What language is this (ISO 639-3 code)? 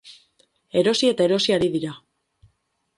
eus